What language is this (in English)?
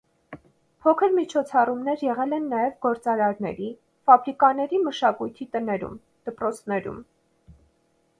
Armenian